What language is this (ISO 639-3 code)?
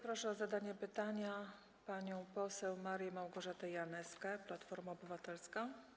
pol